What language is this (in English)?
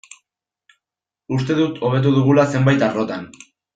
Basque